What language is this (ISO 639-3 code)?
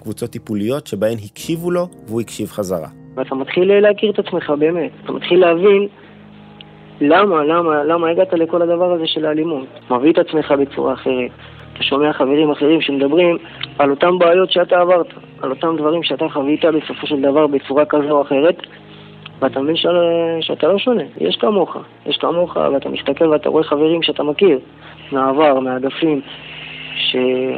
heb